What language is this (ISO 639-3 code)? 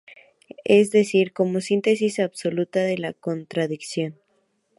spa